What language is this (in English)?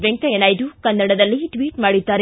Kannada